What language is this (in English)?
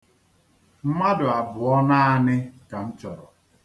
Igbo